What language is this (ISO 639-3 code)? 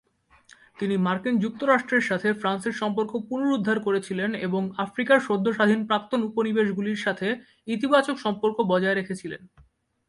ben